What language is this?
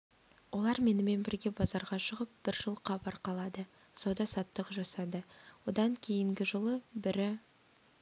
Kazakh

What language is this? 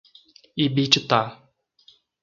Portuguese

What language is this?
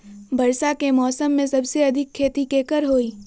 Magahi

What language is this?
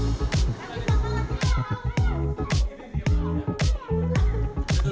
Indonesian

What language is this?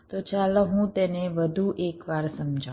Gujarati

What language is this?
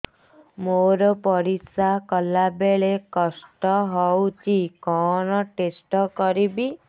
Odia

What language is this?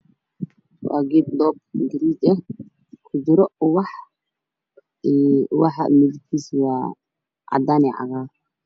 Somali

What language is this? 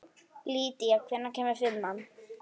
Icelandic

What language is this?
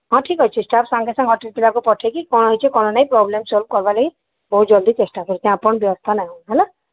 Odia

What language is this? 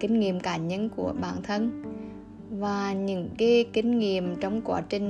Vietnamese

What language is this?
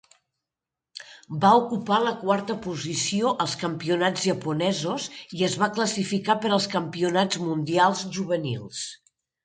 Catalan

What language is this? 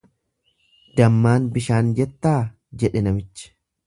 Oromo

